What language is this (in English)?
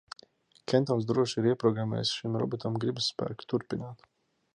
Latvian